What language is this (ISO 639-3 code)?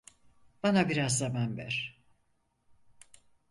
tur